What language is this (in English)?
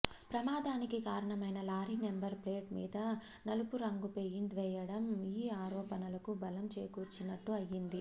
Telugu